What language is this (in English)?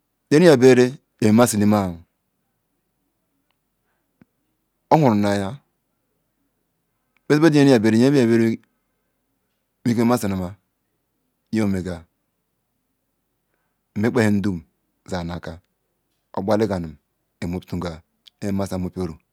Ikwere